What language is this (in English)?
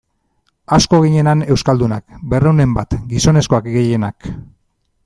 Basque